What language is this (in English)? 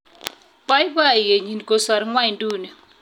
Kalenjin